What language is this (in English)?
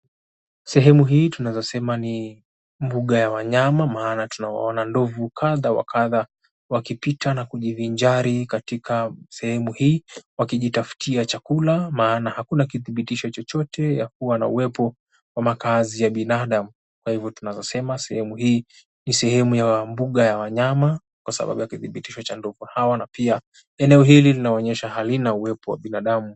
Swahili